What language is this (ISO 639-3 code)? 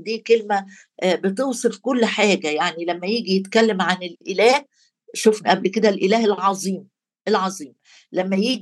ara